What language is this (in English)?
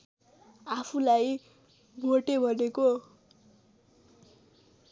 Nepali